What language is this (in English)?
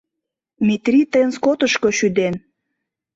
Mari